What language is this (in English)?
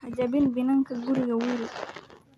Somali